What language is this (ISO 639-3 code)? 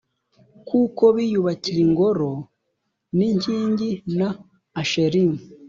kin